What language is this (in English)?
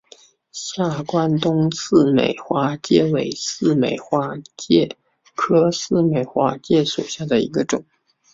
Chinese